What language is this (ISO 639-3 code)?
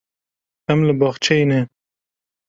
kur